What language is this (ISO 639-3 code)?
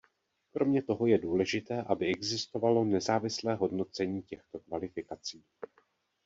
ces